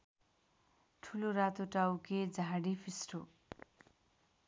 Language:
Nepali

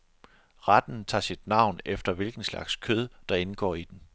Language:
Danish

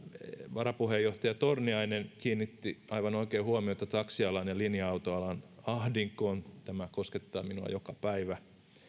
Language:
Finnish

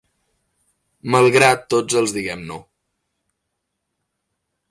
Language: Catalan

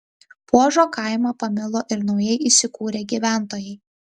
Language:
Lithuanian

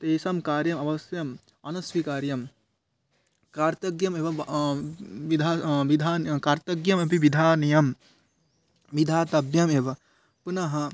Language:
Sanskrit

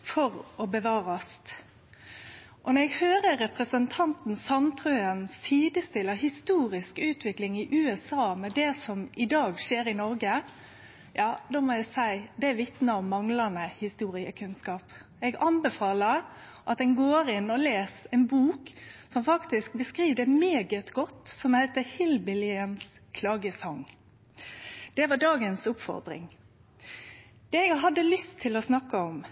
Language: Norwegian Nynorsk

